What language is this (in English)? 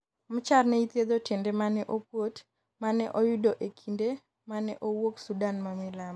Luo (Kenya and Tanzania)